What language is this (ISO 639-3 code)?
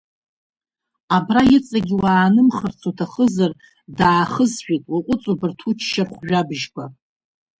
abk